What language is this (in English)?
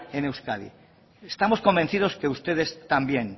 Spanish